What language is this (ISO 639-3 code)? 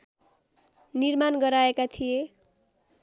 nep